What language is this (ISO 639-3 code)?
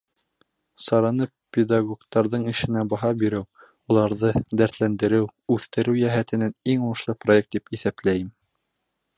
bak